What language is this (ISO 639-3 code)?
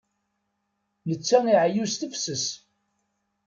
kab